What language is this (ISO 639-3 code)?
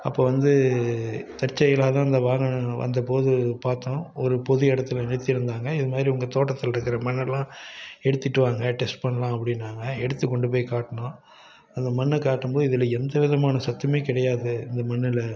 tam